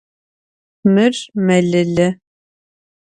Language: Adyghe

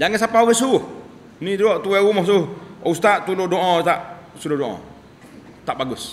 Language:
Malay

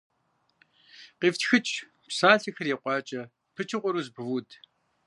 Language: Kabardian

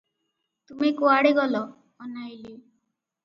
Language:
Odia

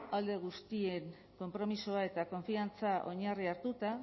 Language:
Basque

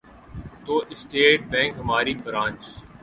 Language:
Urdu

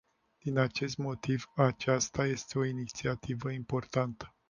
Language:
Romanian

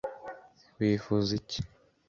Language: Kinyarwanda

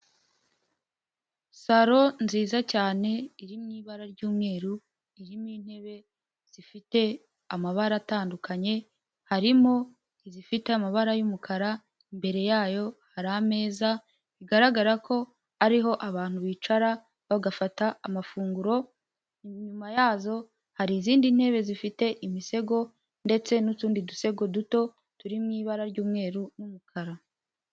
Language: Kinyarwanda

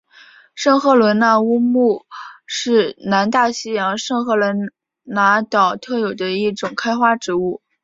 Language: Chinese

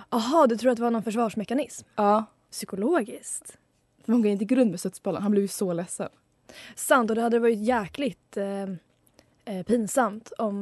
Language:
Swedish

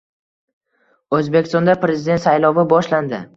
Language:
Uzbek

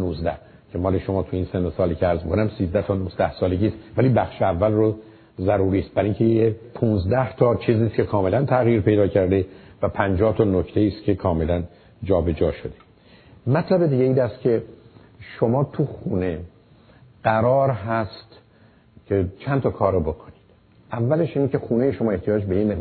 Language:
Persian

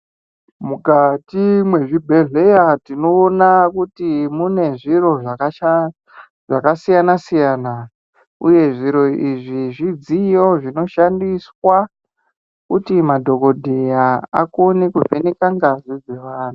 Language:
Ndau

